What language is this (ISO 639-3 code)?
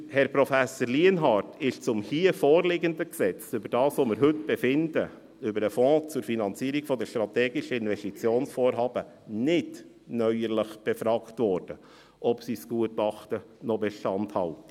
gsw